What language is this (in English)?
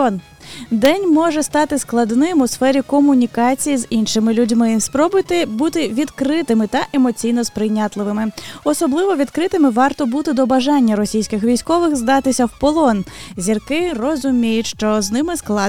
Ukrainian